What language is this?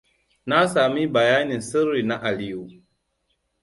Hausa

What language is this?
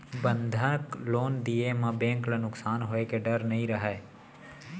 Chhattisgarhi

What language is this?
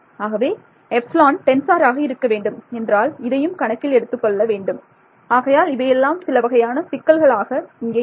Tamil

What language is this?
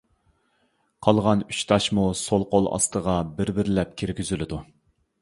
Uyghur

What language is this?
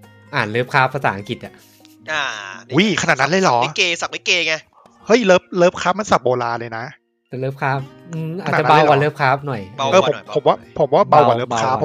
Thai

